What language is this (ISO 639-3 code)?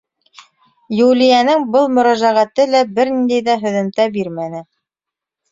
bak